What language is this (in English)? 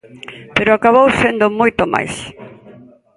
Galician